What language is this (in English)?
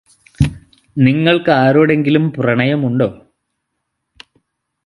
Malayalam